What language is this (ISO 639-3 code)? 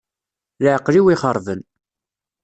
kab